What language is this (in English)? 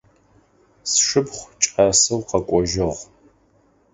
Adyghe